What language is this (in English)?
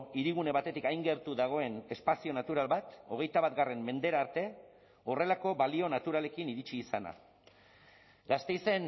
Basque